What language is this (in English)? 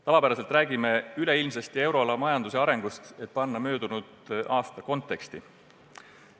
Estonian